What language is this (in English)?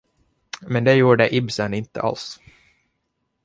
Swedish